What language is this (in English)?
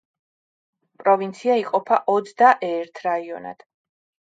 Georgian